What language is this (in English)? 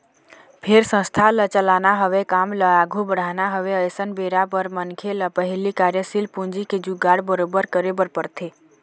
Chhattisgarhi